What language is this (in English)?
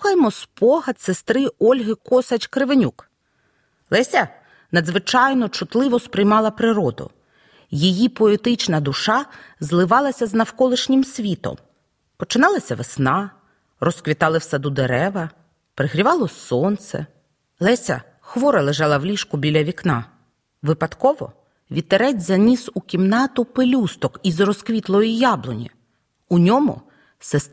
Ukrainian